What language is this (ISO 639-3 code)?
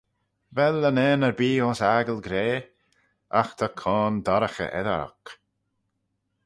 glv